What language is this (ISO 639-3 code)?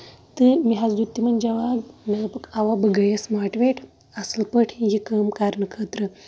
kas